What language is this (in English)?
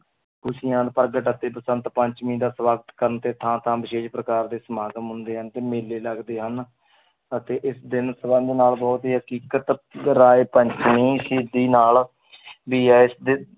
Punjabi